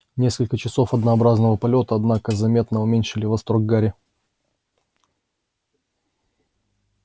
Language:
Russian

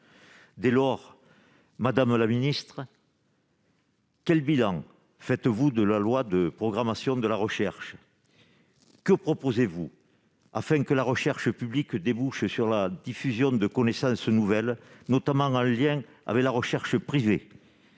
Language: French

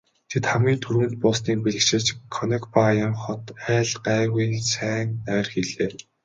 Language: Mongolian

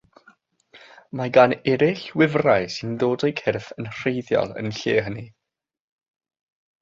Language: Welsh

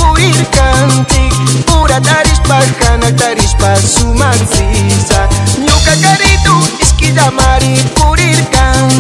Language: Spanish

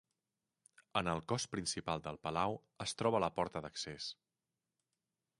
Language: Catalan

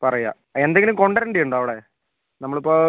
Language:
Malayalam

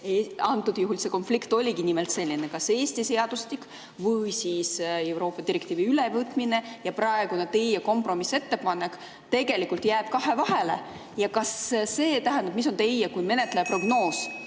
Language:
Estonian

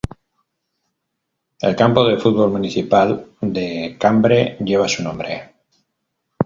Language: Spanish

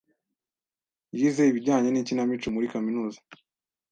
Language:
Kinyarwanda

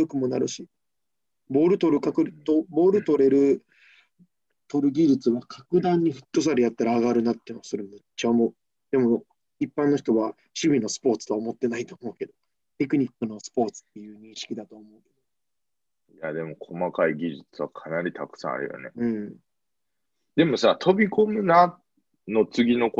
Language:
Japanese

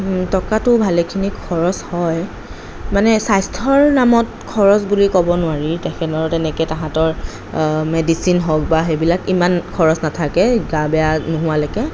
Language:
Assamese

